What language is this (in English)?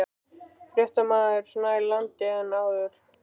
Icelandic